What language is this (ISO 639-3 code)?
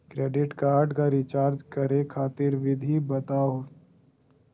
mag